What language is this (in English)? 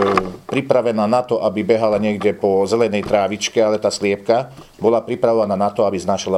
Slovak